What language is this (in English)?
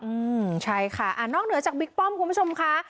Thai